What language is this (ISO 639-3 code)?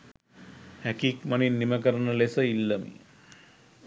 sin